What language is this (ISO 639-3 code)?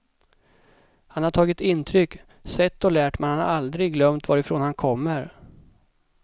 swe